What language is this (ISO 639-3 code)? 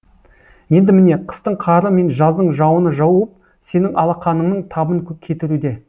kaz